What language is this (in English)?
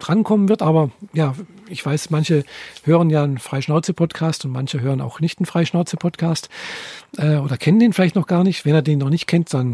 German